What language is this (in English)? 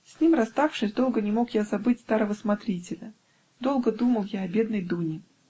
Russian